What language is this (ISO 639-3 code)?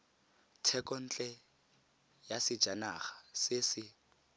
tsn